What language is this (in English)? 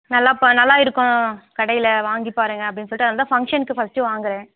Tamil